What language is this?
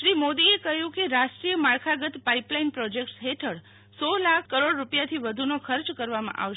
Gujarati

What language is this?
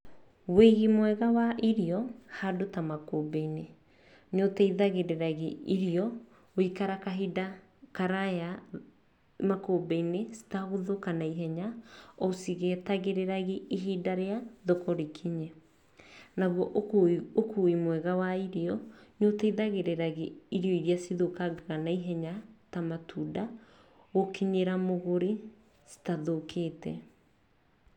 Kikuyu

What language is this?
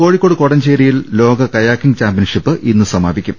Malayalam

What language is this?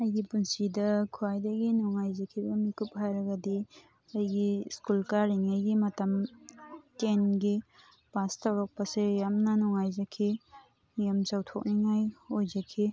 Manipuri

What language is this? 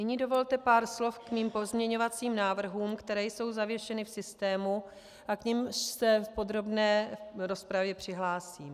Czech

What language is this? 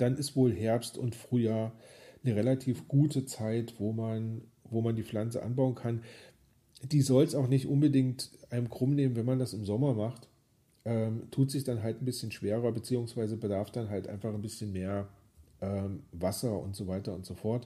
German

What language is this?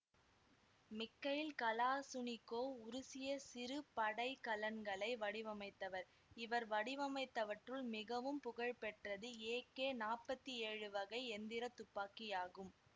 Tamil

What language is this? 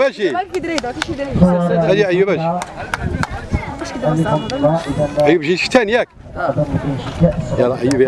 Arabic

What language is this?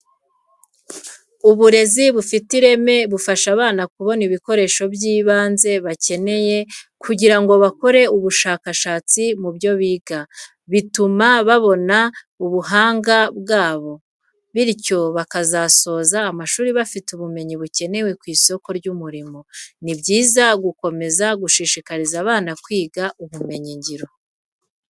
Kinyarwanda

